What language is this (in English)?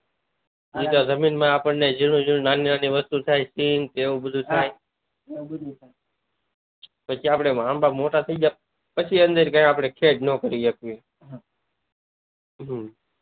Gujarati